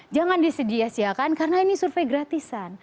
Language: Indonesian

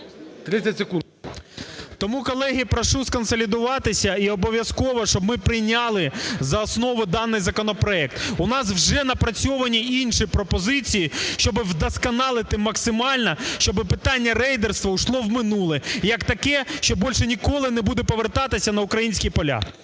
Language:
Ukrainian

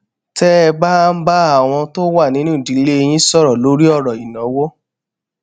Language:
Yoruba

